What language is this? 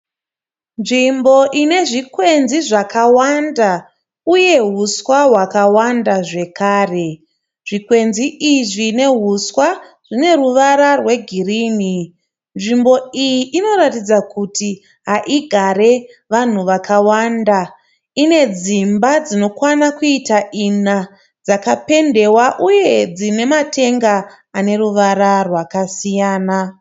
Shona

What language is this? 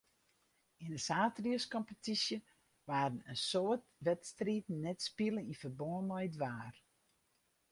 Western Frisian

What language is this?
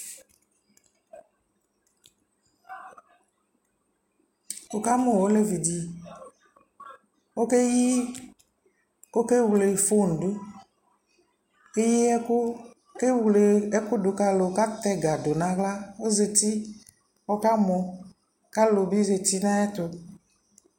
Ikposo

